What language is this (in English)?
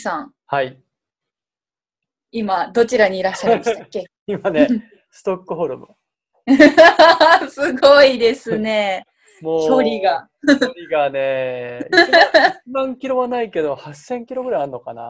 Japanese